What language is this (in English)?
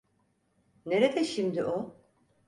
Turkish